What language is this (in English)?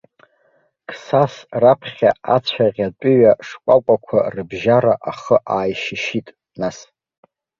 Abkhazian